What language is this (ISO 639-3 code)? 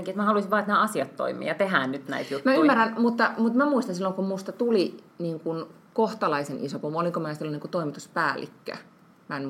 fin